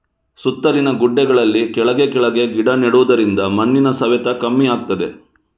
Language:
Kannada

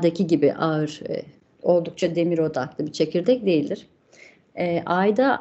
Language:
Turkish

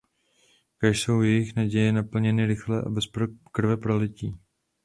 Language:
Czech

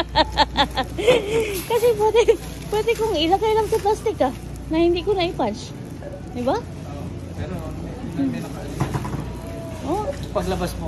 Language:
Filipino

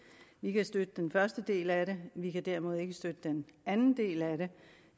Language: Danish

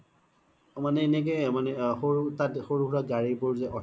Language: Assamese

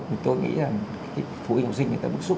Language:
Vietnamese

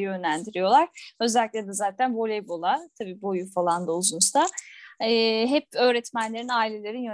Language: Turkish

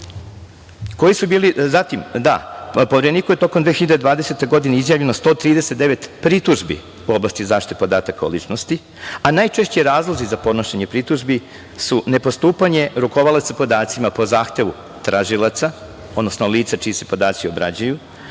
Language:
Serbian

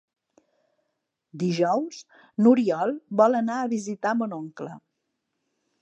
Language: Catalan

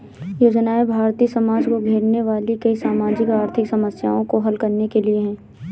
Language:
Hindi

